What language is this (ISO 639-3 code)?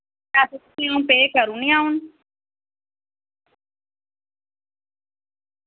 doi